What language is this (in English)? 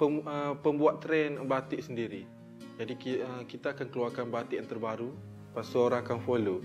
Malay